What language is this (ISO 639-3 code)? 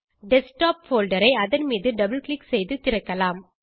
tam